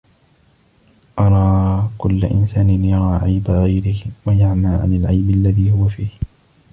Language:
Arabic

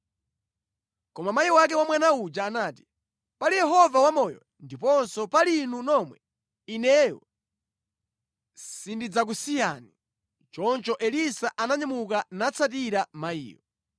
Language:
Nyanja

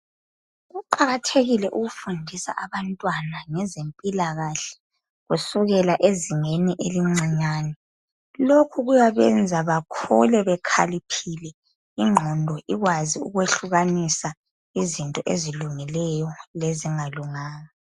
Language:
North Ndebele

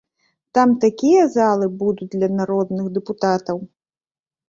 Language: Belarusian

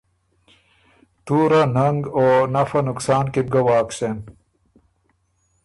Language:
Ormuri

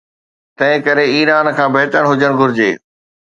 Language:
Sindhi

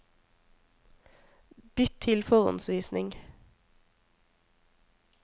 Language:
Norwegian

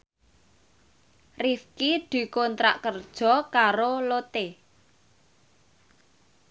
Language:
Javanese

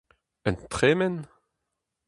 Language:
Breton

